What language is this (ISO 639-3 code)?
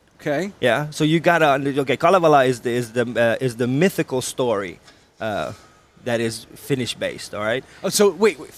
fin